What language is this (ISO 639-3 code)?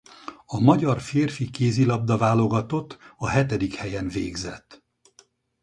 hun